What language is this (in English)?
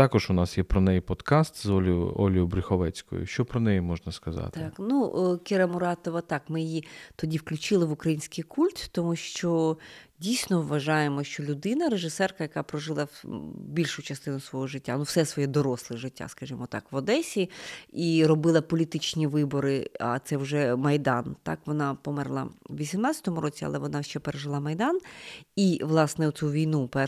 Ukrainian